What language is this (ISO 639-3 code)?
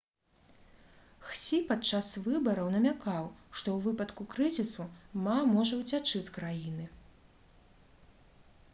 bel